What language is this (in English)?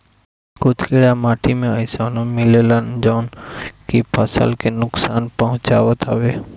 Bhojpuri